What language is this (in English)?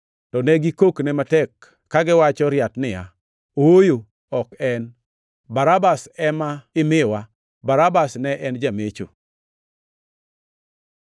Luo (Kenya and Tanzania)